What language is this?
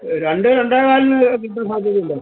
Malayalam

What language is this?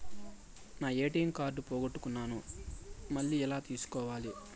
Telugu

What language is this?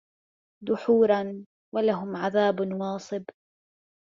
Arabic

